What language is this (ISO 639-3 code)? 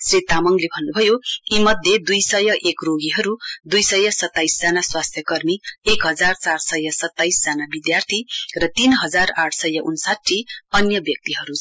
nep